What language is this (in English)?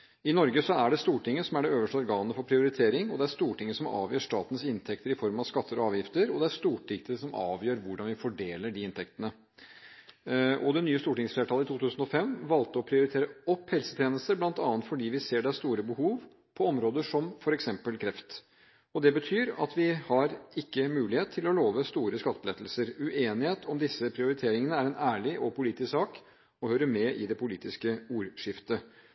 Norwegian Bokmål